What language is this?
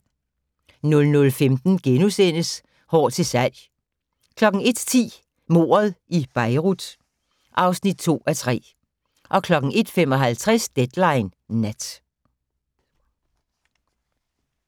Danish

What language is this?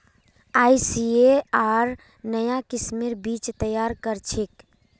Magahi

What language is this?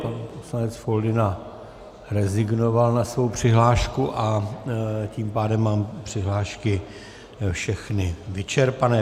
Czech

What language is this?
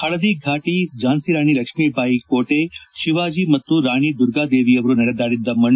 Kannada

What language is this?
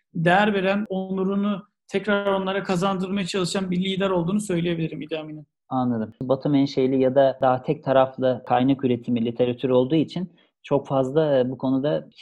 Turkish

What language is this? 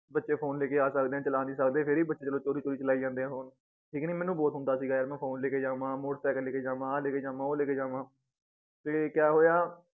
Punjabi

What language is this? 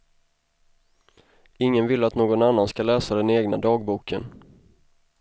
Swedish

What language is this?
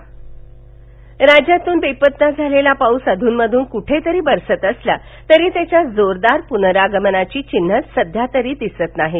Marathi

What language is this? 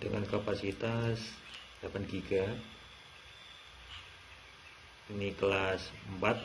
Indonesian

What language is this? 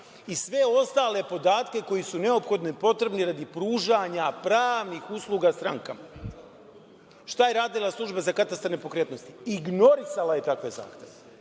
Serbian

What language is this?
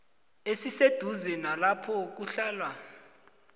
South Ndebele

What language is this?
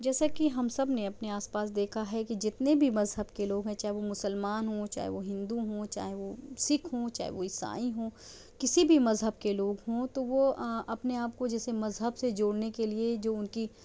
Urdu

